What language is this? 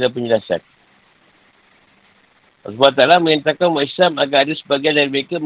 Malay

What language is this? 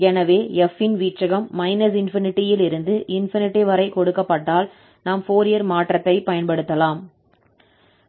Tamil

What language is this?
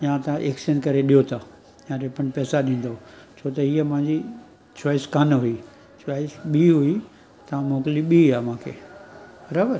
Sindhi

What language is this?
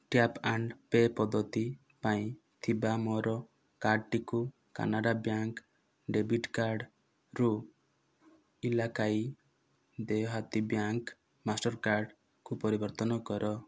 Odia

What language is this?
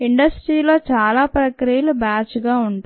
Telugu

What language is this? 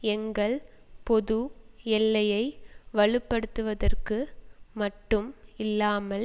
Tamil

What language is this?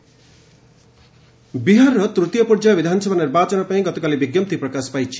Odia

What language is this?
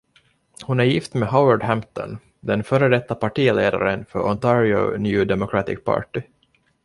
Swedish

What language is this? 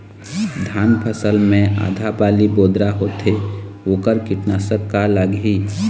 Chhattisgarhi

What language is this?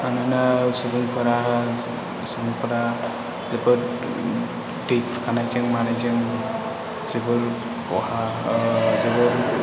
Bodo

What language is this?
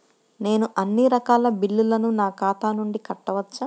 Telugu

